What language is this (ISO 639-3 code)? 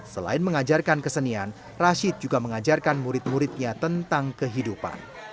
ind